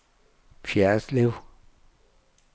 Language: Danish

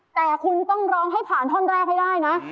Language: Thai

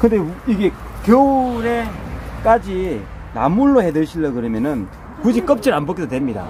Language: Korean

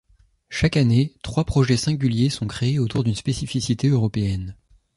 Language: French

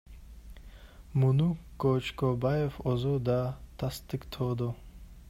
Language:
Kyrgyz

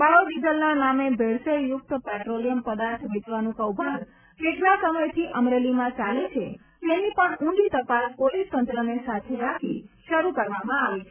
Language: Gujarati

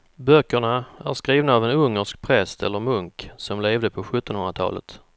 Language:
Swedish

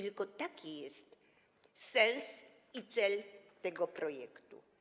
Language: Polish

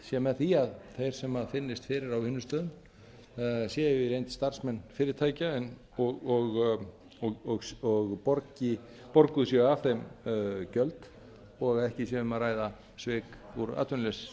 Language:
Icelandic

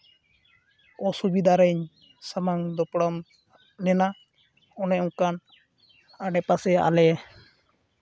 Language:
Santali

